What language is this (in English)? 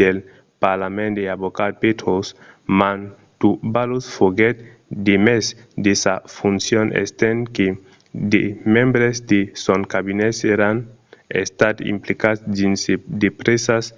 Occitan